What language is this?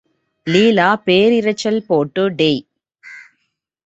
Tamil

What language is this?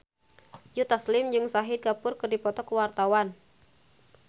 Sundanese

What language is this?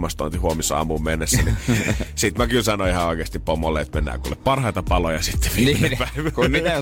Finnish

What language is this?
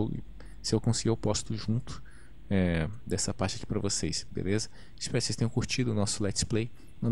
Portuguese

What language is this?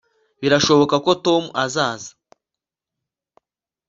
Kinyarwanda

